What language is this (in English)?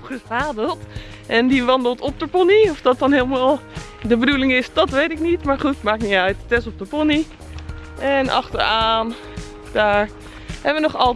Dutch